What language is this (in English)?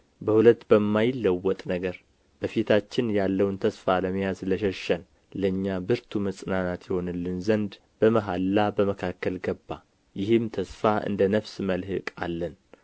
Amharic